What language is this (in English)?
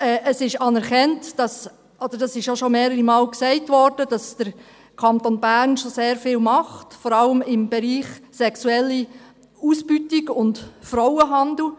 Swiss German